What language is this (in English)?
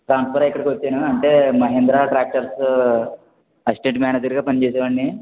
Telugu